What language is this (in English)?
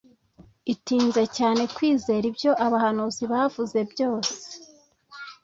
Kinyarwanda